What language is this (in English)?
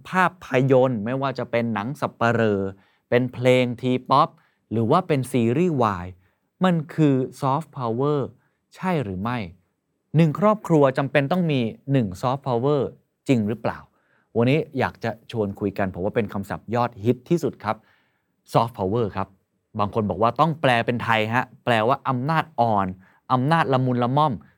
Thai